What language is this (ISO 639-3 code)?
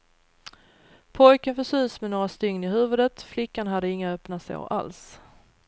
swe